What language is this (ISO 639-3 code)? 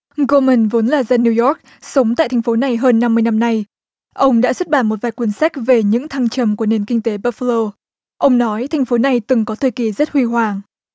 vie